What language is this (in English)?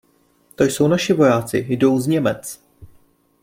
Czech